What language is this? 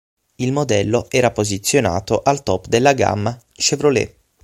Italian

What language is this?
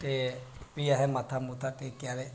Dogri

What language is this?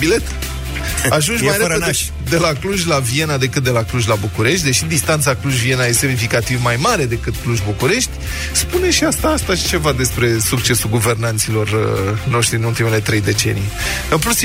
Romanian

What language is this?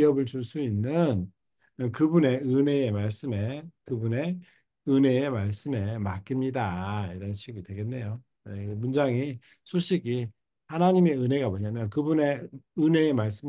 Korean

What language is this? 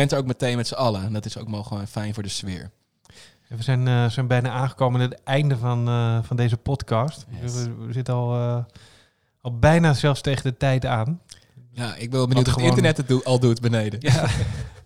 Dutch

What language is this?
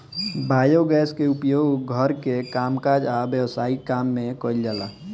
Bhojpuri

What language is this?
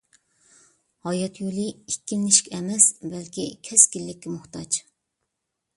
Uyghur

